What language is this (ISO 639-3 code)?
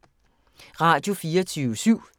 dan